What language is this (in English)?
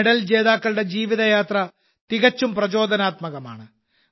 Malayalam